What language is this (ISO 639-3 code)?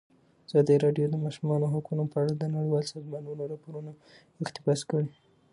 pus